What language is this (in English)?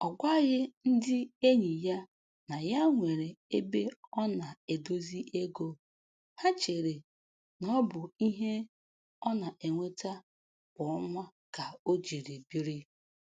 Igbo